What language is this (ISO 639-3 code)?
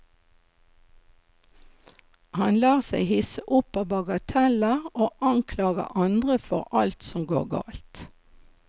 nor